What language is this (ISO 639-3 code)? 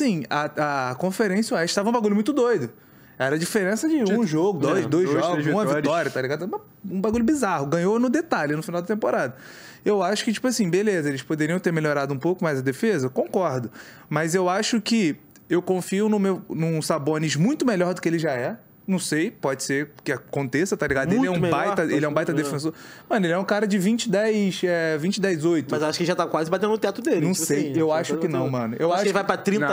por